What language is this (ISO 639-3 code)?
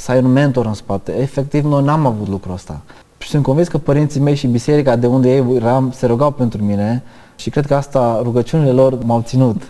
ron